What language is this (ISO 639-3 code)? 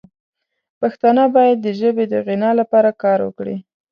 pus